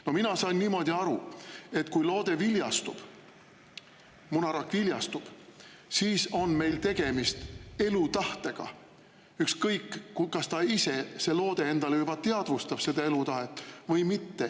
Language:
Estonian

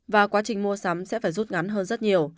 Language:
Vietnamese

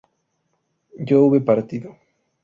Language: Spanish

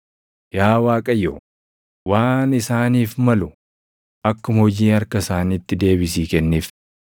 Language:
Oromo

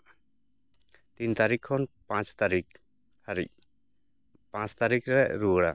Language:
Santali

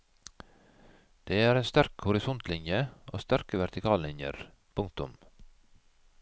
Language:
Norwegian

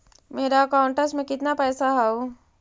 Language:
Magahi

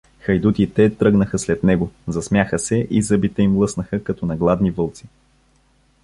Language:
Bulgarian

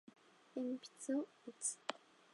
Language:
Japanese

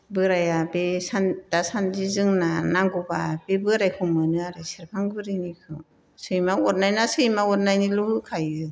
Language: Bodo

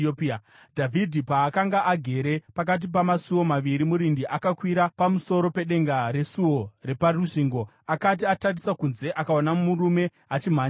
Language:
Shona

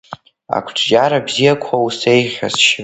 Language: Abkhazian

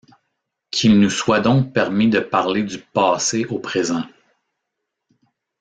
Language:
French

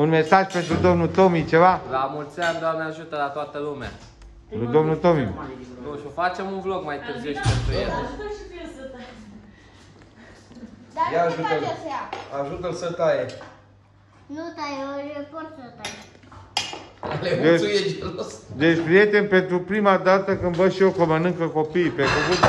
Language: Romanian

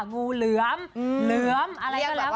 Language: Thai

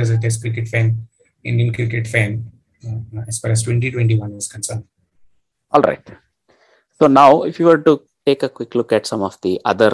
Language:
English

